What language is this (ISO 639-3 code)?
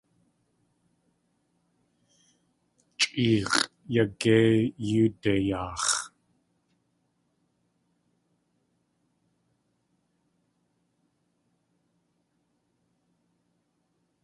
tli